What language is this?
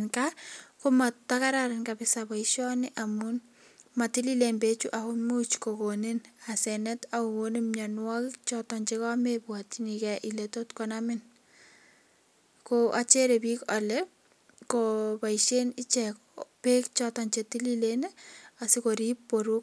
Kalenjin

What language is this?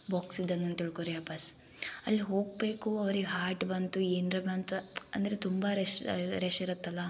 Kannada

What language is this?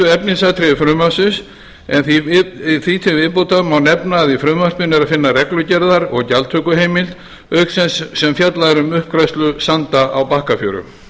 Icelandic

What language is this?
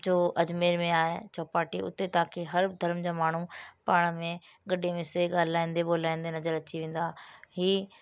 Sindhi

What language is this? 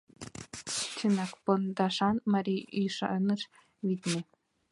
Mari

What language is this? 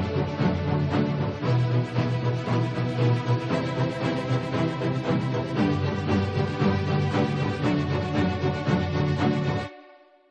Korean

